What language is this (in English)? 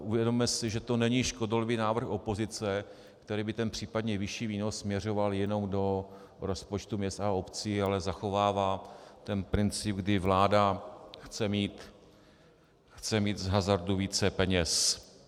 Czech